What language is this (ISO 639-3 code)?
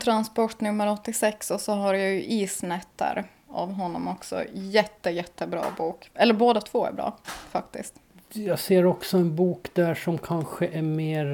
swe